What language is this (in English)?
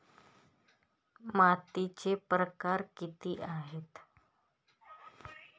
Marathi